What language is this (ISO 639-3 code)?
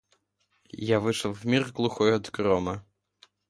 rus